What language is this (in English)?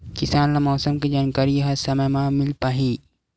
Chhattisgarhi